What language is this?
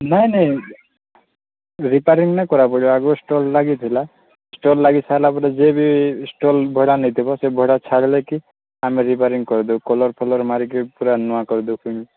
Odia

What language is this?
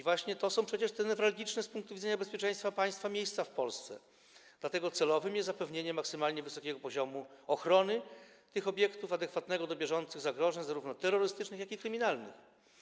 Polish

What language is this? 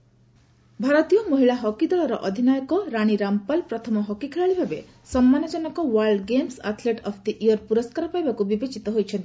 Odia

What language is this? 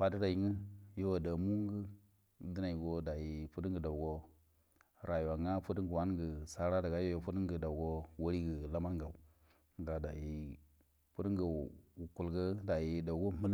Buduma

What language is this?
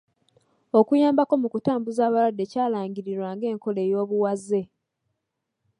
Ganda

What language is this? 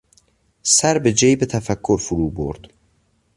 Persian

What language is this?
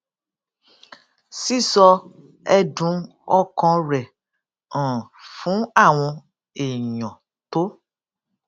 Yoruba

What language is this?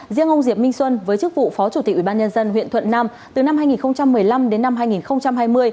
Vietnamese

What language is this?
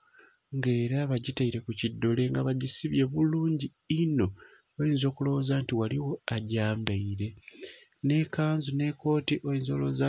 Soga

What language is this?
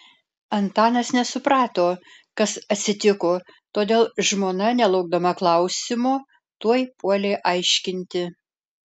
Lithuanian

